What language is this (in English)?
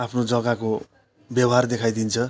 Nepali